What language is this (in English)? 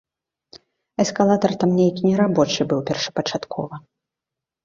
Belarusian